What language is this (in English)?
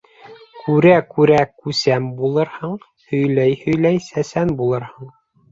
Bashkir